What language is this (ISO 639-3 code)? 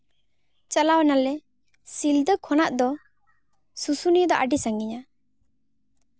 sat